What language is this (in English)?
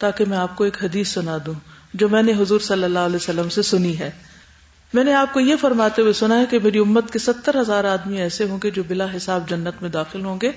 Urdu